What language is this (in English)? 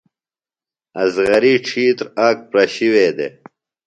Phalura